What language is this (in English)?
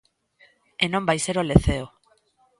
Galician